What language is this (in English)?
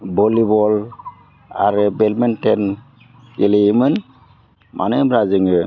Bodo